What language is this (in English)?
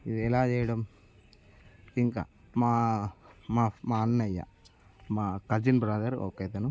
Telugu